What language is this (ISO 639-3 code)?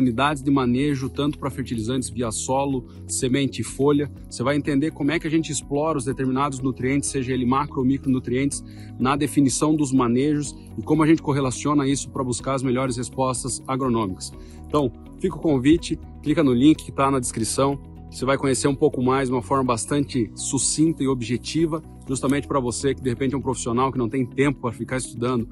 por